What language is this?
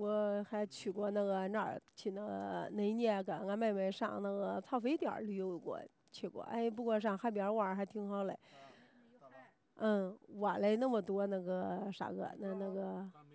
Chinese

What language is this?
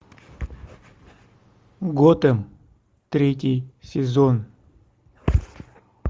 Russian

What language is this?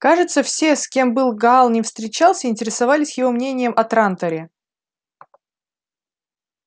Russian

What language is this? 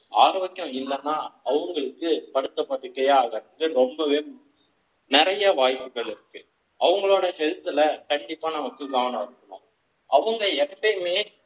Tamil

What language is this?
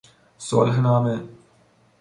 Persian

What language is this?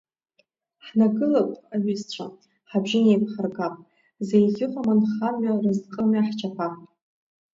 Abkhazian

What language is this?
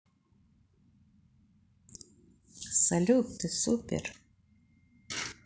Russian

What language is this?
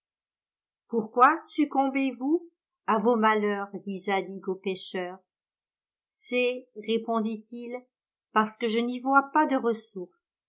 French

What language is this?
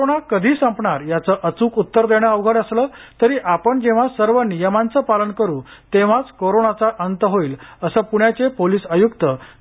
Marathi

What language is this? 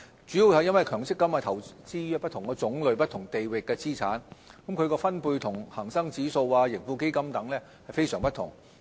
Cantonese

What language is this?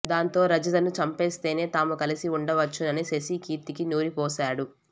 Telugu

